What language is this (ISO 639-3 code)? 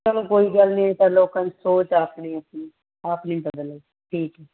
pan